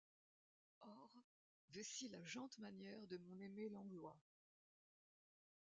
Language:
French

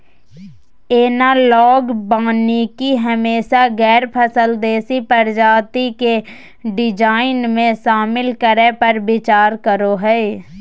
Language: Magahi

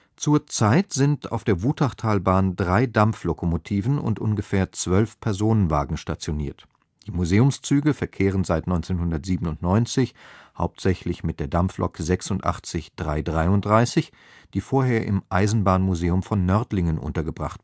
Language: German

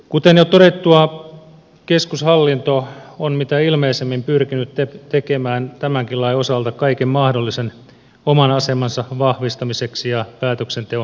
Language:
Finnish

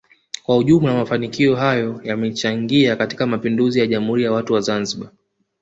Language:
Swahili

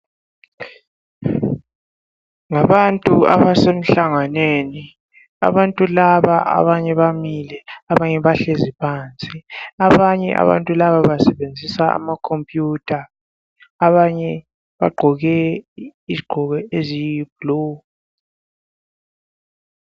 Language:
North Ndebele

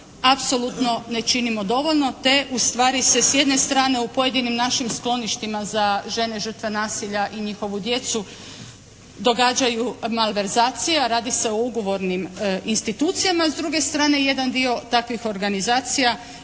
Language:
Croatian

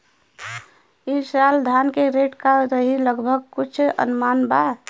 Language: Bhojpuri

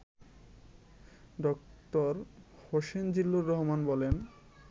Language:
Bangla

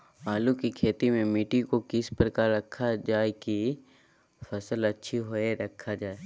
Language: Magahi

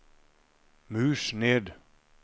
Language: Norwegian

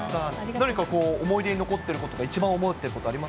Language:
Japanese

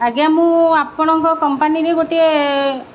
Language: Odia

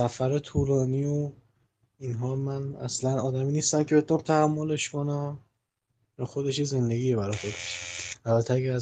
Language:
Persian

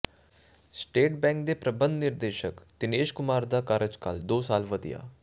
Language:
Punjabi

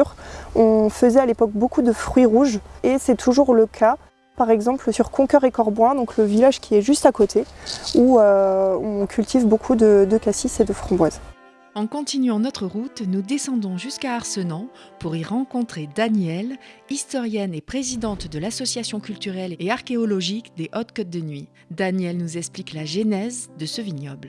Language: French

